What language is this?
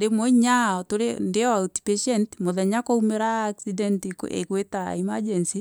Meru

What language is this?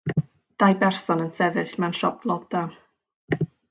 Welsh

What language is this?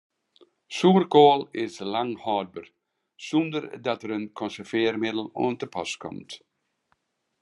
Western Frisian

